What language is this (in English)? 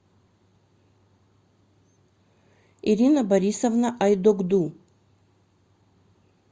Russian